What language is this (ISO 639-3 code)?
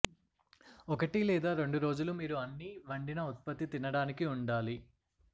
tel